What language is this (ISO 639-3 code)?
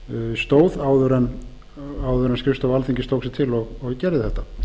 isl